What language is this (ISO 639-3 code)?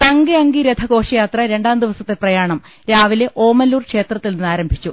mal